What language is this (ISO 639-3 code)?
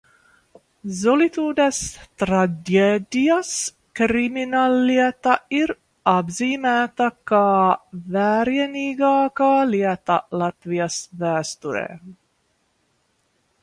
lav